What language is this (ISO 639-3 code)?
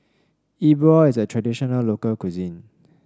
eng